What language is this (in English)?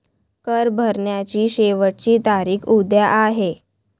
Marathi